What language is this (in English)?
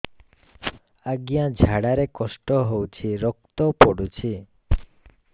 Odia